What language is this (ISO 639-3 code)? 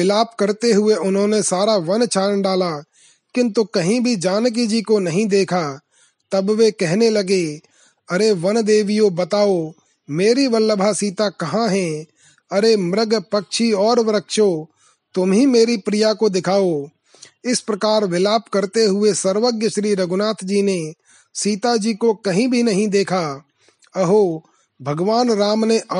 hin